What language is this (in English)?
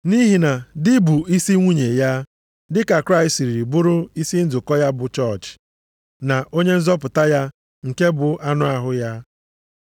Igbo